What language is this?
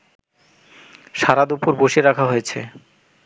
Bangla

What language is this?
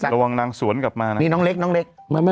Thai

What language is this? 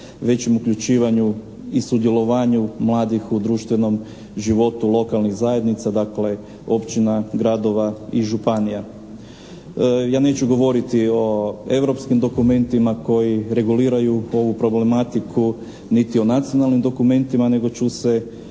Croatian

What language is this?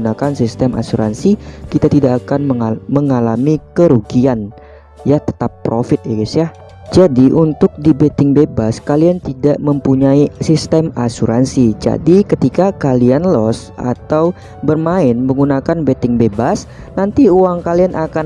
Indonesian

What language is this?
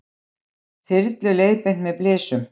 Icelandic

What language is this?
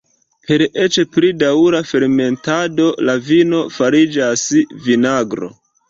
Esperanto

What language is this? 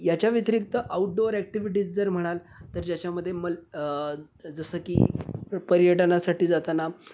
Marathi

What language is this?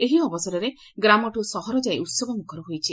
Odia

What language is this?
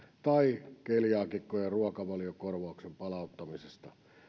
Finnish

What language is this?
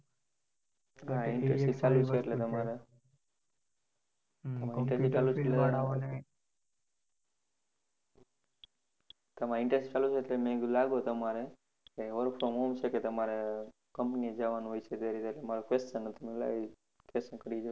Gujarati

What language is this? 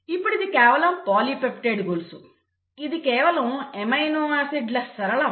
Telugu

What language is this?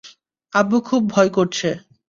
Bangla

